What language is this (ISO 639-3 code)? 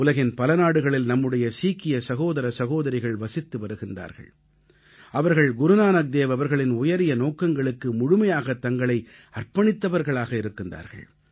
tam